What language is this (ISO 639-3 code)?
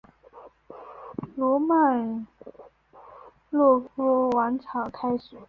zho